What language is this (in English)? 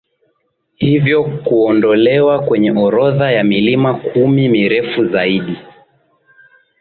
Swahili